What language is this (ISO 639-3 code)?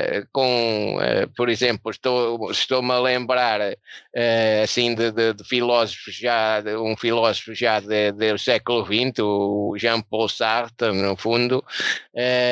por